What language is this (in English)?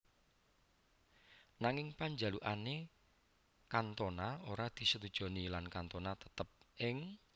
Javanese